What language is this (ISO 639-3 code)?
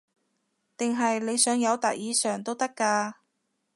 yue